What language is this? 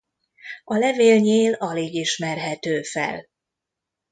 Hungarian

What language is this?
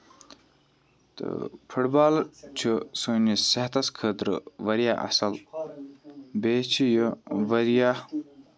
Kashmiri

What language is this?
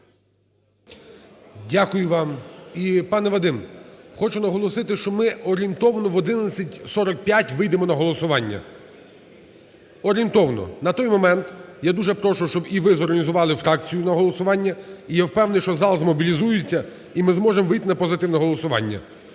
Ukrainian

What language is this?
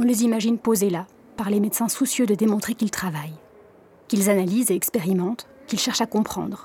French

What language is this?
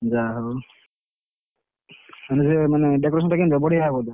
Odia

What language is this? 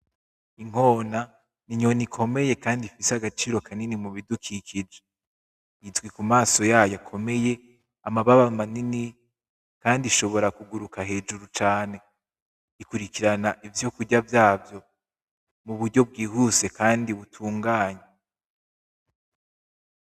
Rundi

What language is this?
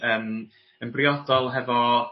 Welsh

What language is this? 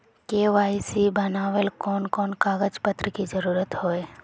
Magahi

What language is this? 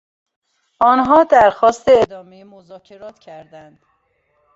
Persian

